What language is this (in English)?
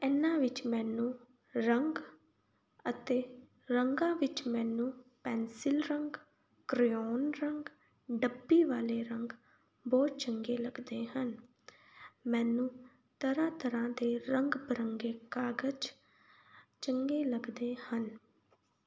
Punjabi